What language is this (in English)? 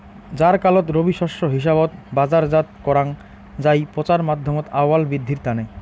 Bangla